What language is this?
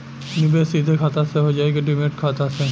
Bhojpuri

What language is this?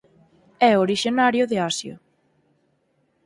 Galician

